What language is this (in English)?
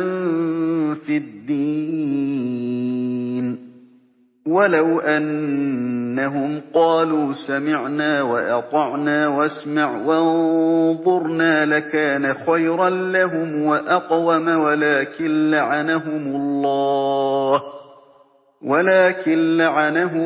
Arabic